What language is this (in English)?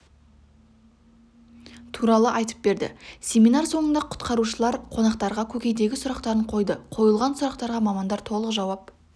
Kazakh